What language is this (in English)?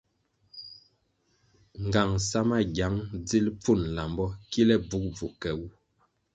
Kwasio